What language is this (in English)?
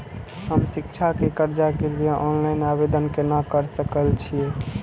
Maithili